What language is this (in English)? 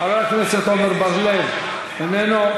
Hebrew